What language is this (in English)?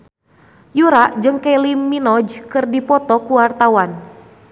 Sundanese